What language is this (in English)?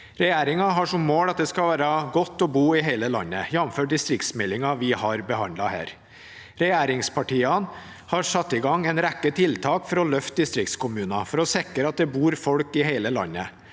Norwegian